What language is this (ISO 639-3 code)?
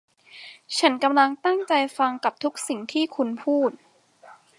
tha